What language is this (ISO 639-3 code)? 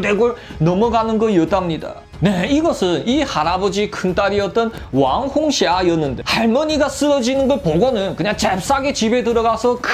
kor